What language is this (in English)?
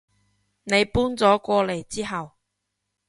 Cantonese